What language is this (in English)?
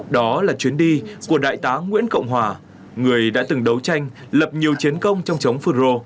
Vietnamese